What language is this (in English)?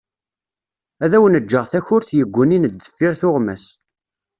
Kabyle